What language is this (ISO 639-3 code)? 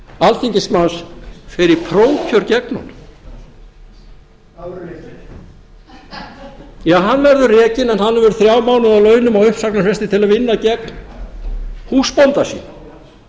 isl